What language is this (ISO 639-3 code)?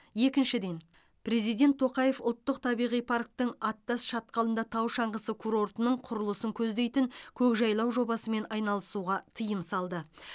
kaz